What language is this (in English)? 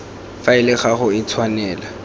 Tswana